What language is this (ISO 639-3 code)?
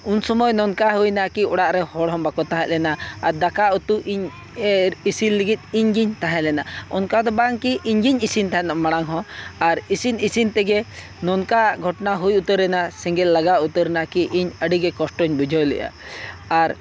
sat